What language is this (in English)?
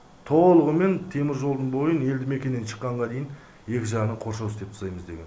Kazakh